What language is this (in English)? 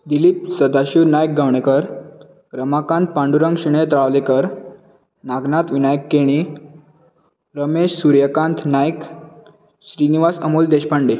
Konkani